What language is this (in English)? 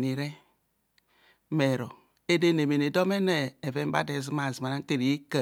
Kohumono